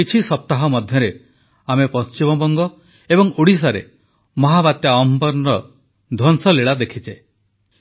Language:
Odia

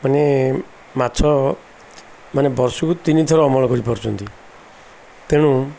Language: Odia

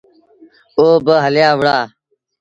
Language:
Sindhi Bhil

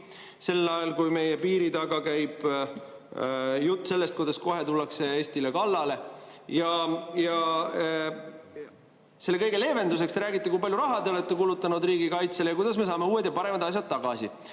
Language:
Estonian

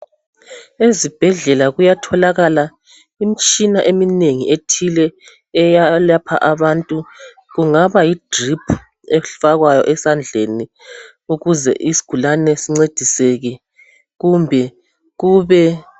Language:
North Ndebele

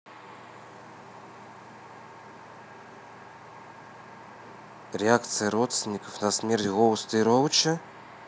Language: Russian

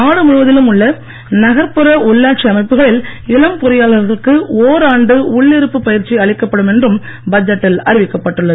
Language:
Tamil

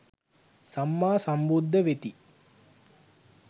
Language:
Sinhala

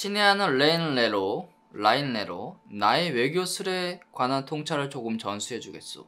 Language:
Korean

